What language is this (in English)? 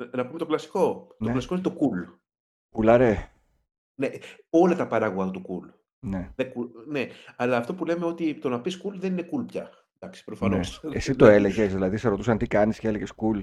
Greek